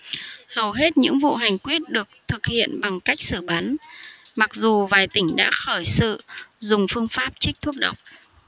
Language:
Vietnamese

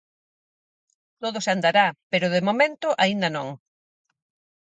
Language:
Galician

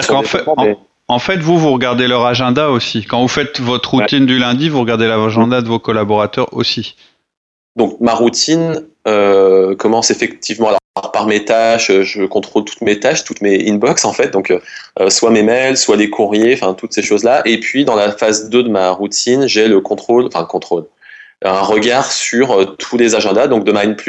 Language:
French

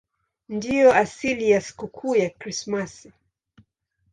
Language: Swahili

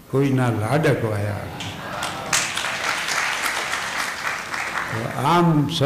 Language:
Gujarati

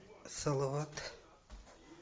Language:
Russian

